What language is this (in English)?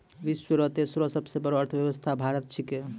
Maithili